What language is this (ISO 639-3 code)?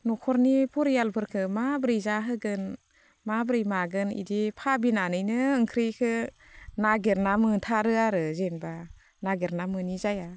brx